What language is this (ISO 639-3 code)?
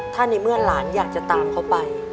tha